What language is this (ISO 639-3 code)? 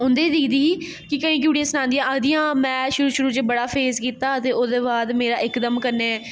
doi